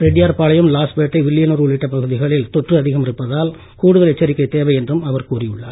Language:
Tamil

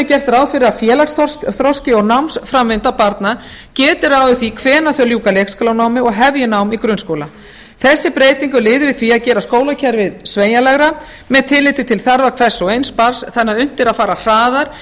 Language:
Icelandic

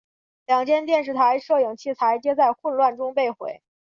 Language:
Chinese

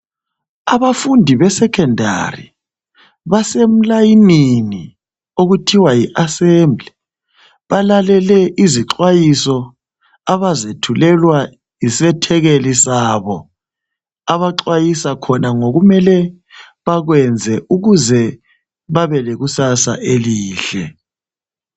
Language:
North Ndebele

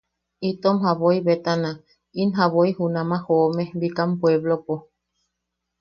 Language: Yaqui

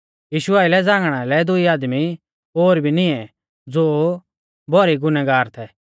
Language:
Mahasu Pahari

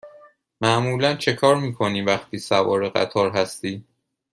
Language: Persian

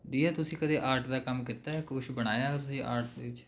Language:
Punjabi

